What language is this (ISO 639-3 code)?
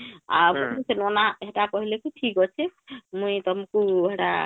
ori